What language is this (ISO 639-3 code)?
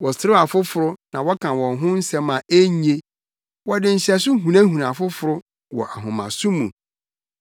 aka